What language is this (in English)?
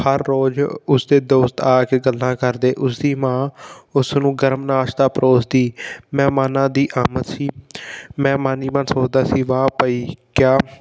Punjabi